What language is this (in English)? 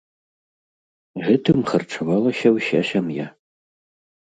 Belarusian